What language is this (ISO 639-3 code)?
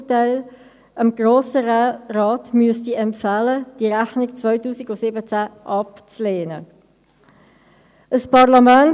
gsw